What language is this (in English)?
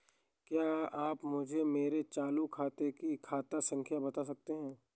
Hindi